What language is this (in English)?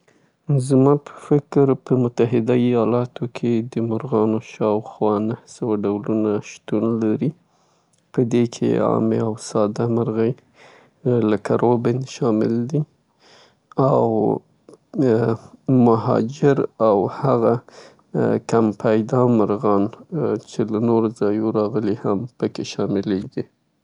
Southern Pashto